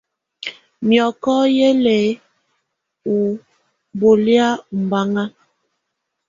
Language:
Tunen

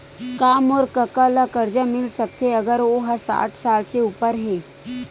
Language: Chhattisgarhi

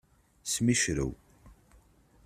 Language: Kabyle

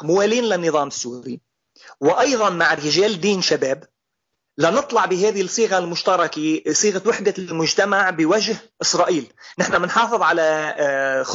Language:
Arabic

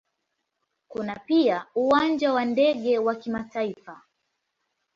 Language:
Swahili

